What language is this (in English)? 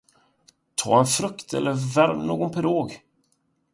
Swedish